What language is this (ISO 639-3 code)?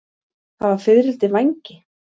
isl